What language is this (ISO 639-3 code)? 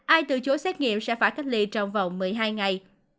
vie